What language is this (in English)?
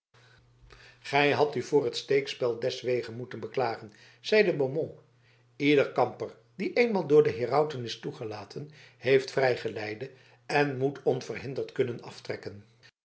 Dutch